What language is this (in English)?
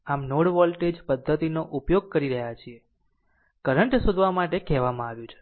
Gujarati